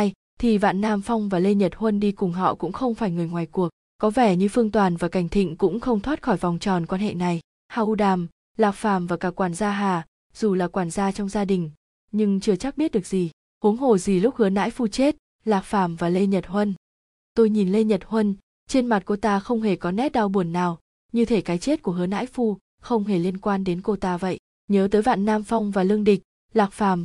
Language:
Vietnamese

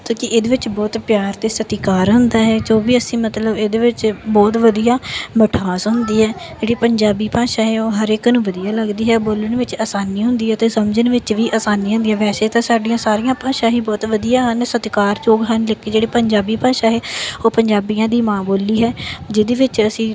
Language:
Punjabi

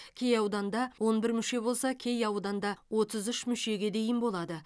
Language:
Kazakh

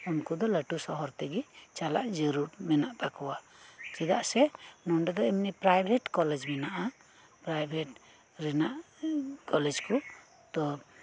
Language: Santali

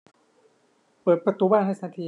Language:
Thai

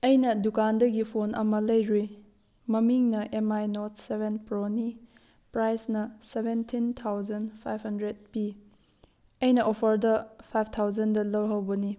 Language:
Manipuri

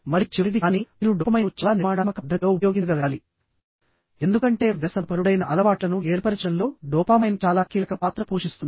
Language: Telugu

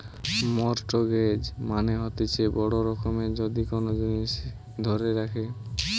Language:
Bangla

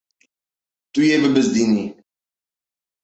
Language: Kurdish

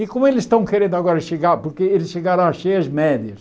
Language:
Portuguese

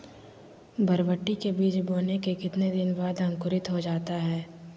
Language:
Magahi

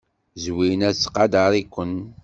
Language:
Kabyle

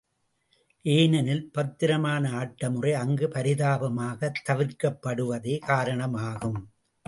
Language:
Tamil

